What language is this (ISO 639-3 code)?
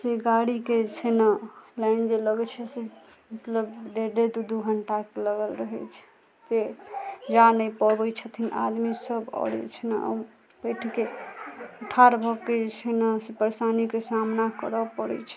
mai